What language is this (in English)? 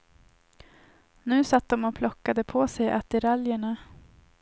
Swedish